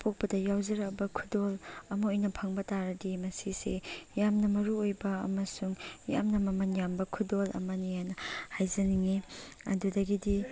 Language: Manipuri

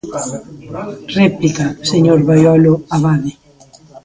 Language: Galician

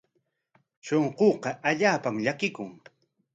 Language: Corongo Ancash Quechua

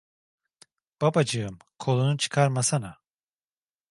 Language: Turkish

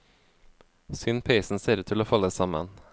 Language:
Norwegian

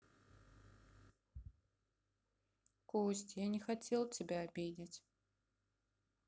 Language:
Russian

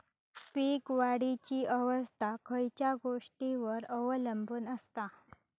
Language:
Marathi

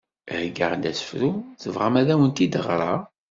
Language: Kabyle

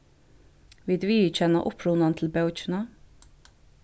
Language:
Faroese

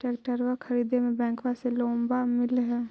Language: Magahi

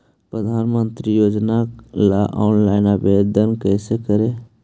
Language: Magahi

